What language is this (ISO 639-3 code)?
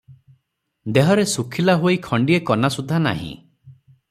ori